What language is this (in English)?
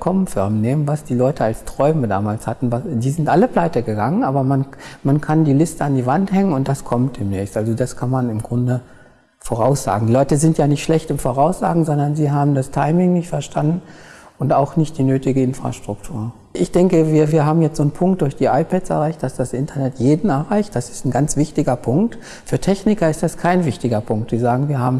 German